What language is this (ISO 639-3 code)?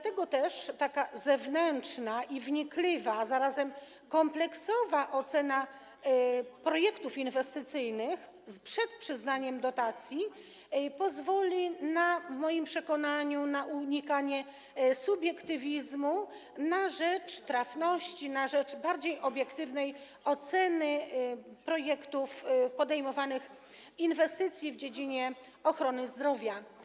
pol